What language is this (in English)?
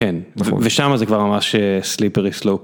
Hebrew